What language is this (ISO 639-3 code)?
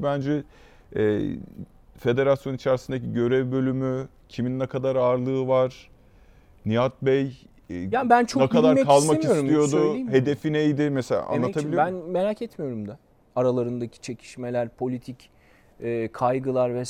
tur